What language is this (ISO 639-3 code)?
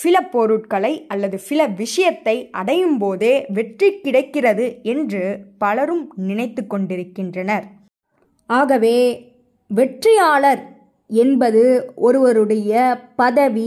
tam